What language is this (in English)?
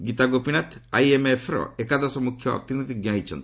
Odia